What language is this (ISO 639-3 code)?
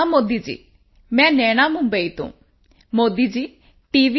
pan